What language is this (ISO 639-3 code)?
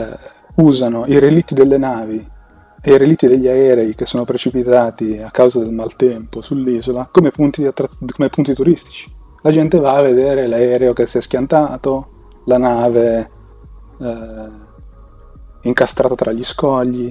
ita